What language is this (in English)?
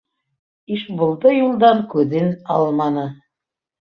Bashkir